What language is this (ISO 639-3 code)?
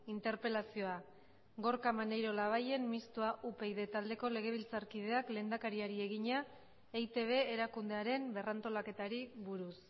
eus